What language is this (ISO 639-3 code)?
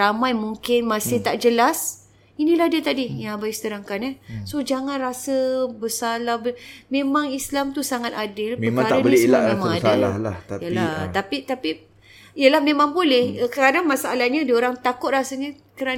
msa